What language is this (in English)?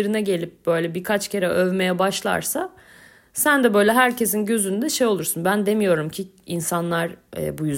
Turkish